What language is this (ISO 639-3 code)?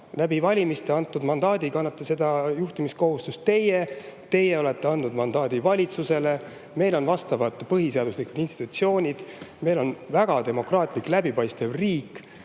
est